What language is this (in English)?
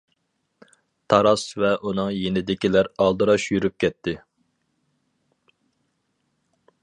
Uyghur